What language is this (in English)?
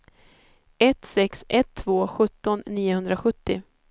Swedish